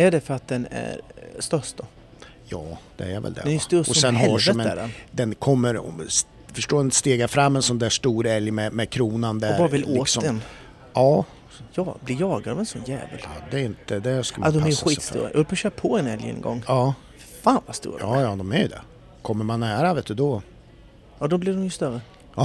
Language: Swedish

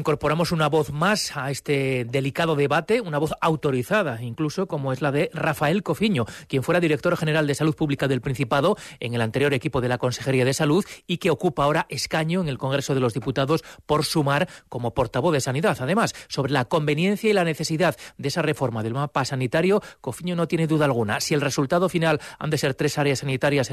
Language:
Spanish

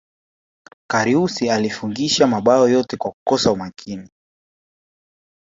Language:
Swahili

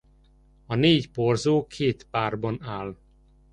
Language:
Hungarian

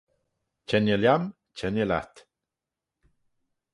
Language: Manx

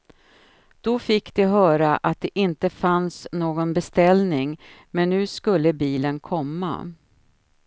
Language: Swedish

